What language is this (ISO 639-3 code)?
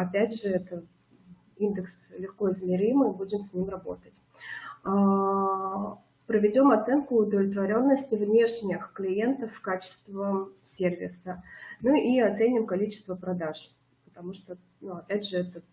rus